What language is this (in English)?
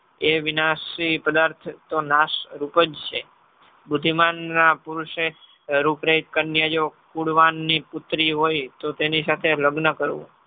Gujarati